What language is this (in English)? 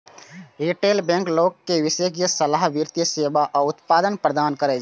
Maithili